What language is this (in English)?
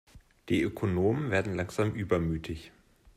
German